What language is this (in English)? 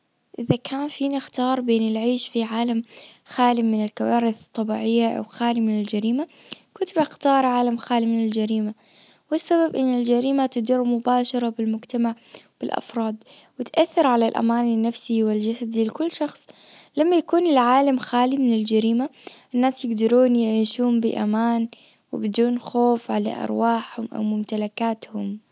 Najdi Arabic